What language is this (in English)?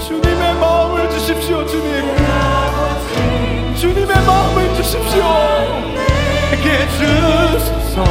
Korean